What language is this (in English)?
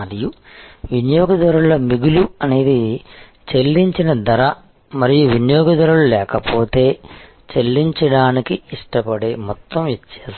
Telugu